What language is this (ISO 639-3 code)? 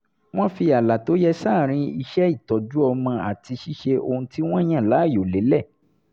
yor